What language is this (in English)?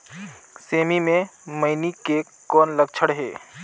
Chhattisgarhi